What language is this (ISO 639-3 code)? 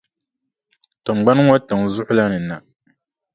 dag